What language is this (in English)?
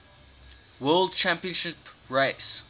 English